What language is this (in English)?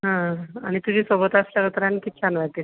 Marathi